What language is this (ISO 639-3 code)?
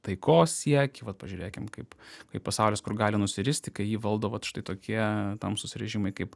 lit